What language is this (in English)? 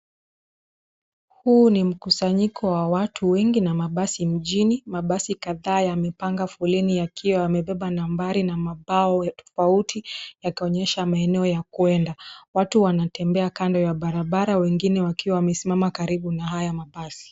Swahili